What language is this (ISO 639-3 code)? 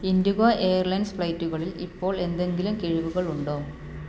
mal